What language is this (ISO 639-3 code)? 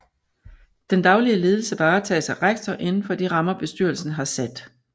dan